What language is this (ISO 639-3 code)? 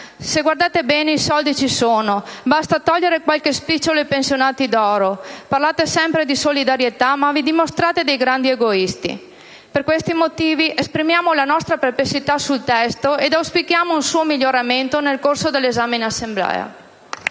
ita